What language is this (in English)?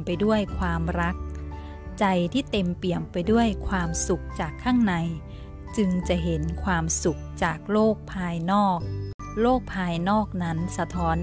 Thai